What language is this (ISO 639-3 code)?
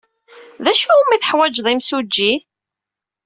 kab